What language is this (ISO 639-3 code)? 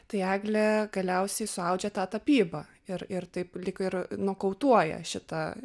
lit